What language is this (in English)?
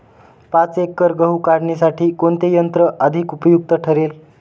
Marathi